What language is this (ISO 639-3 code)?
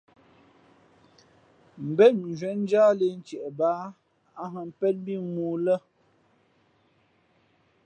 fmp